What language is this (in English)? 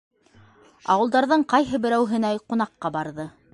Bashkir